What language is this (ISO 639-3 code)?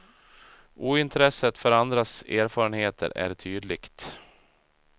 swe